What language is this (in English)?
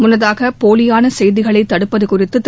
Tamil